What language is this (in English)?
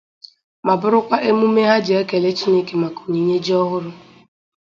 Igbo